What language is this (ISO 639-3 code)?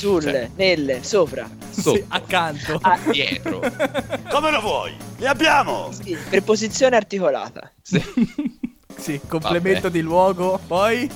ita